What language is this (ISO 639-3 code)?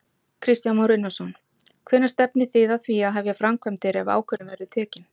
isl